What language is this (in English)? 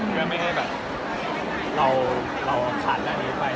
Thai